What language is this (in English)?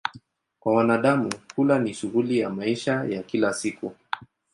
Swahili